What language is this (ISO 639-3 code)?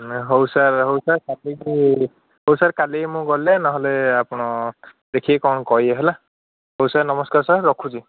ori